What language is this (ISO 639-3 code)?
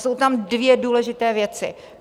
ces